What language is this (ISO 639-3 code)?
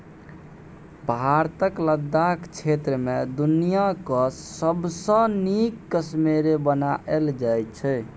mai